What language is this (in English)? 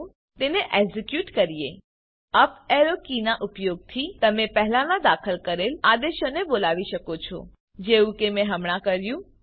Gujarati